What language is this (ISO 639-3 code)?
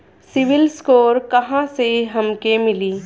bho